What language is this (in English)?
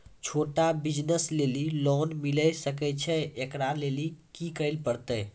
Maithili